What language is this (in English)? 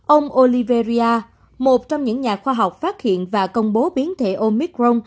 Vietnamese